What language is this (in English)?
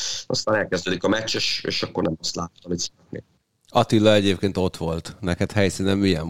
Hungarian